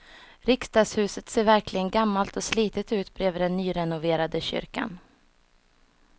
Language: Swedish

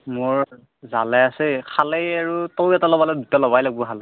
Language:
Assamese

